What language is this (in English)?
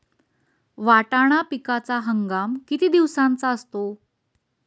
Marathi